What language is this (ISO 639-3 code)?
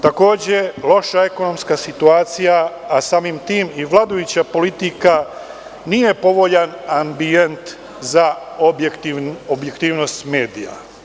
srp